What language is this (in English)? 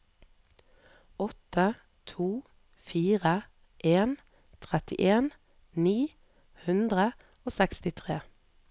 Norwegian